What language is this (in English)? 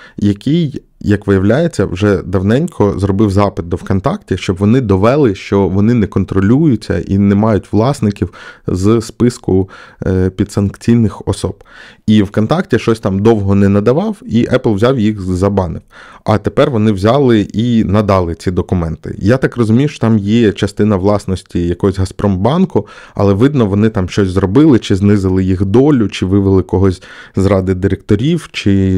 Ukrainian